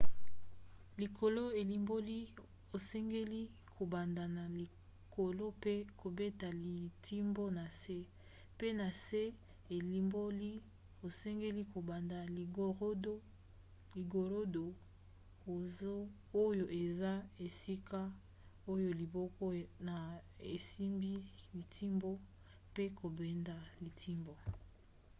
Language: Lingala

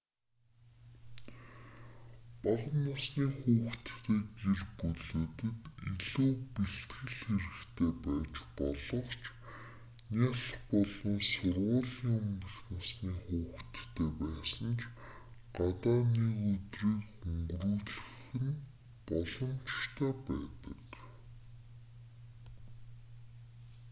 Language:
Mongolian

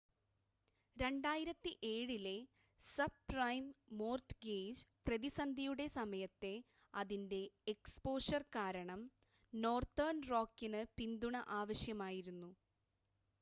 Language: Malayalam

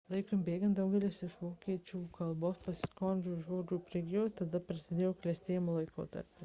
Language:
Lithuanian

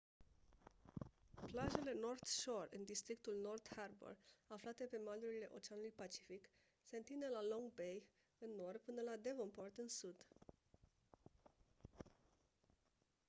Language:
Romanian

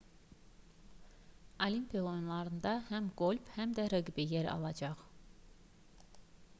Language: Azerbaijani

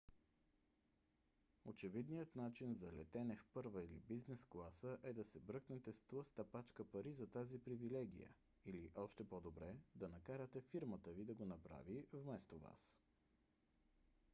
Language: Bulgarian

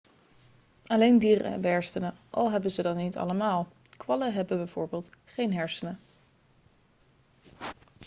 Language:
Dutch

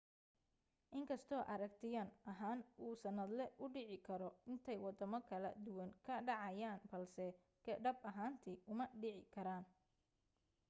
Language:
Somali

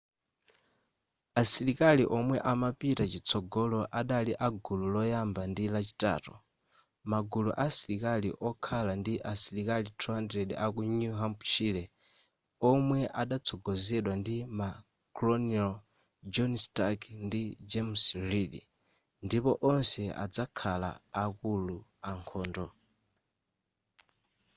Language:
Nyanja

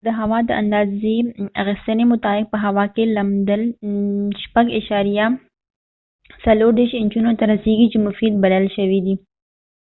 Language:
Pashto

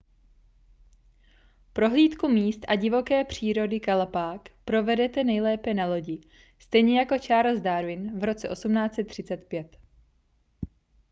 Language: Czech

